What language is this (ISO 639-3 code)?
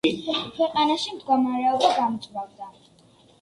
kat